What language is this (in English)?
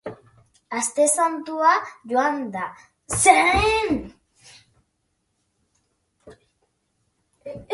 Basque